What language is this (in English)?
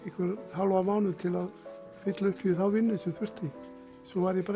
Icelandic